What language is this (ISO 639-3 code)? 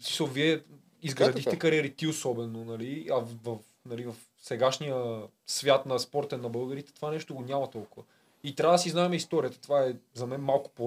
bul